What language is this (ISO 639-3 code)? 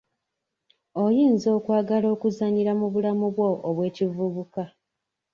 lug